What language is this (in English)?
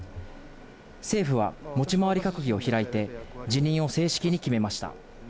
Japanese